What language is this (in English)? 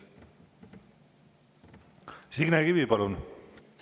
Estonian